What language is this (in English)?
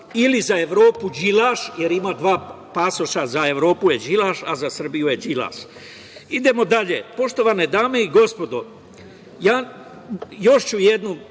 Serbian